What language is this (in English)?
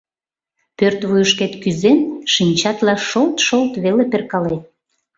Mari